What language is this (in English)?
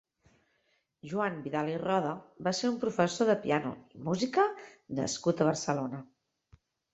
Catalan